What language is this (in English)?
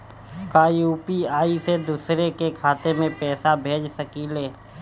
Bhojpuri